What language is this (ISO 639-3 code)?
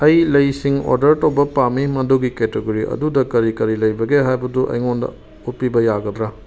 mni